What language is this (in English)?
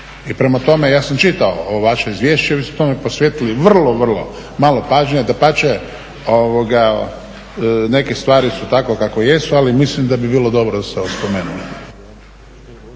Croatian